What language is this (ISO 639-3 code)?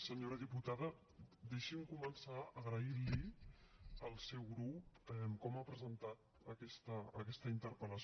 cat